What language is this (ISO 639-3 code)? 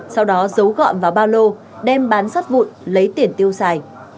vie